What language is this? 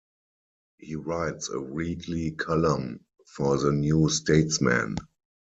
English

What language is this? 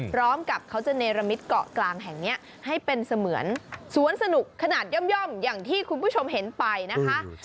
Thai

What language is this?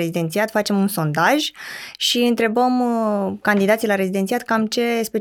Romanian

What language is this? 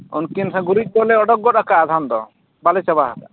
Santali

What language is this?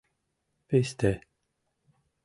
Mari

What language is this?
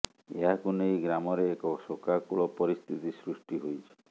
Odia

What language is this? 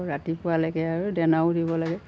Assamese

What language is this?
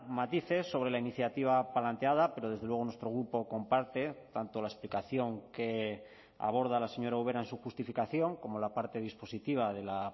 Spanish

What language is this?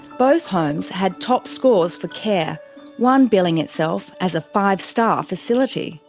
English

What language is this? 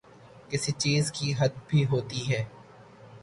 Urdu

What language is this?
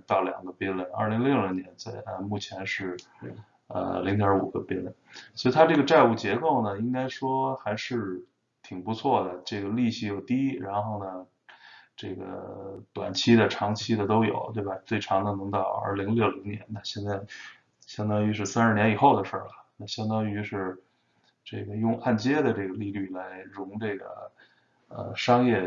Chinese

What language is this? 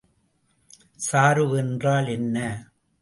Tamil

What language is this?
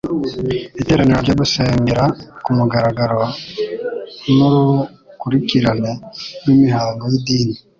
Kinyarwanda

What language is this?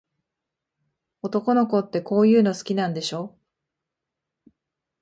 Japanese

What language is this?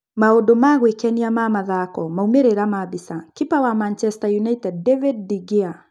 Kikuyu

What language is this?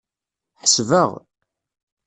Kabyle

